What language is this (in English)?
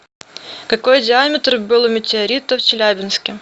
Russian